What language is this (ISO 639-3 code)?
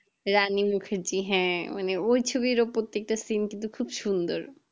ben